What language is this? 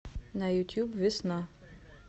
Russian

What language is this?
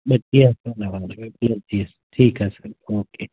Sindhi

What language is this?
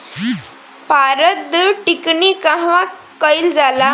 Bhojpuri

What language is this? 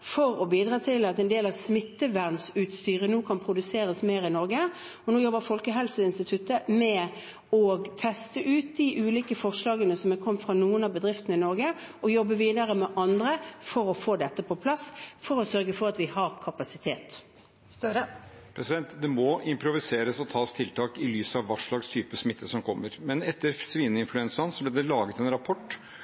Norwegian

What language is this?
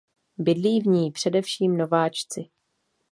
Czech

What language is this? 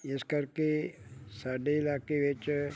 Punjabi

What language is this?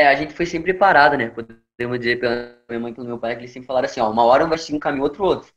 Portuguese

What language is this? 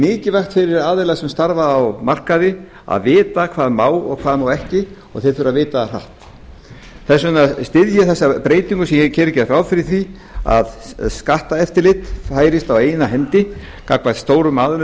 Icelandic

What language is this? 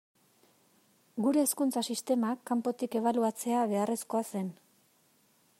Basque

